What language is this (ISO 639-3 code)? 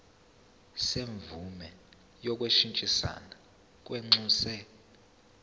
zul